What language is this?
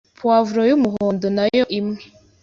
Kinyarwanda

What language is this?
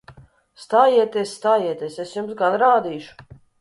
Latvian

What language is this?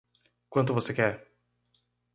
Portuguese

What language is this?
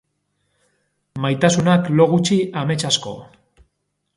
Basque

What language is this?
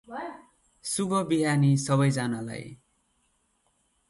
Nepali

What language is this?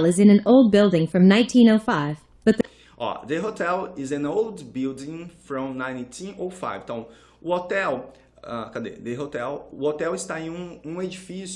Portuguese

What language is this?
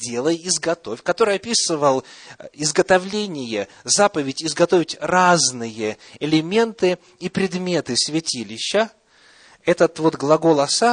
Russian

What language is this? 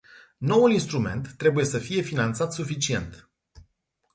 Romanian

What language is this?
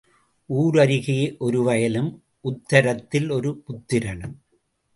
Tamil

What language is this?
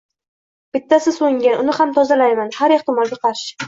Uzbek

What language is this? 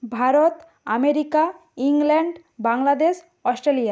Bangla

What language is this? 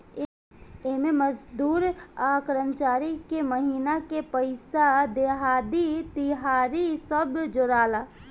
Bhojpuri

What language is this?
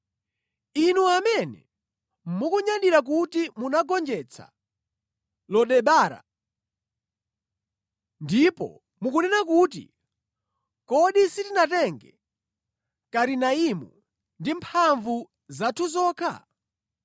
Nyanja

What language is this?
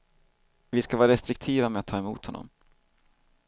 Swedish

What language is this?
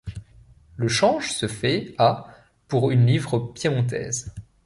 French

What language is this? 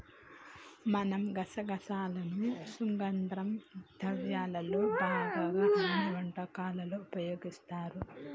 Telugu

